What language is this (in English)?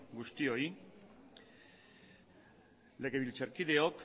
Basque